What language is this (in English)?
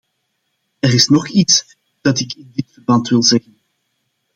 Dutch